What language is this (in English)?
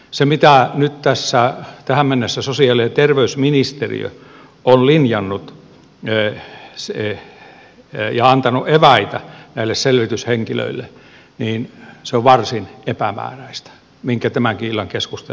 Finnish